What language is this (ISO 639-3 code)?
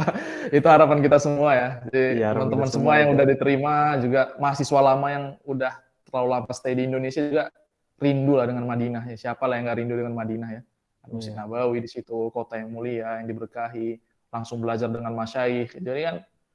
ind